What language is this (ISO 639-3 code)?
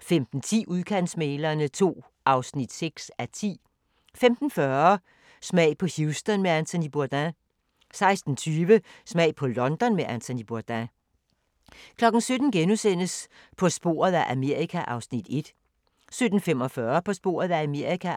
dan